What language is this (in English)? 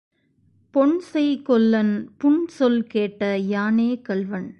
Tamil